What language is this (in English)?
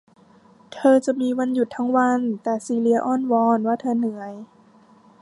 Thai